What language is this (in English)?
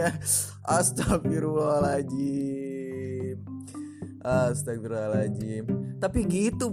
Indonesian